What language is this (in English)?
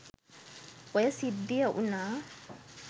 Sinhala